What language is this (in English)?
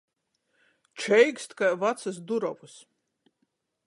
Latgalian